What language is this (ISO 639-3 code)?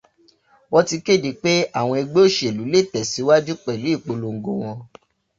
yor